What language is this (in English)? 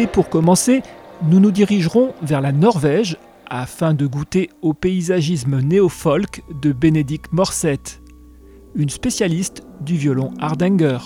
French